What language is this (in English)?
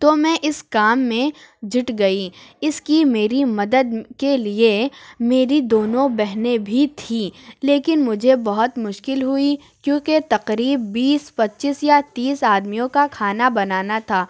Urdu